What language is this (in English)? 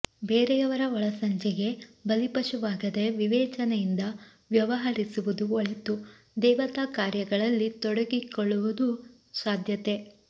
Kannada